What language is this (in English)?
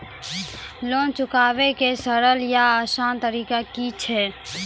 Maithili